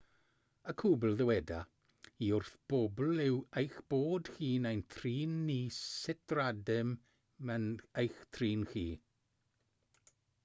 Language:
Welsh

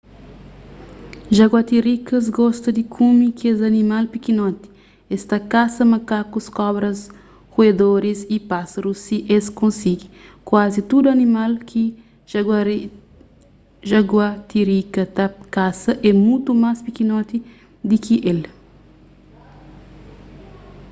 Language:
Kabuverdianu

